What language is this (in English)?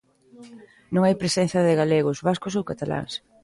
Galician